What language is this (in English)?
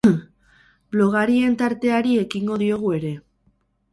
Basque